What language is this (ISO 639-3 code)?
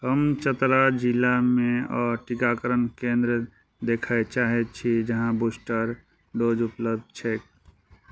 mai